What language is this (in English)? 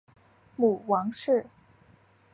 Chinese